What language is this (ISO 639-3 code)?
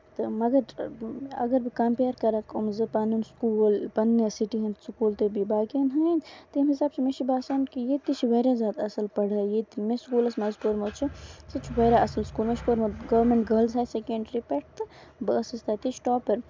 kas